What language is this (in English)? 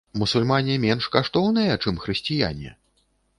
Belarusian